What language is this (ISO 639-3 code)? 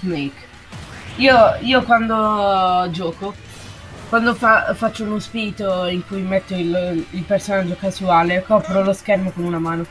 ita